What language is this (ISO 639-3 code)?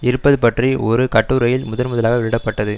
tam